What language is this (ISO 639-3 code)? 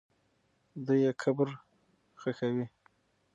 pus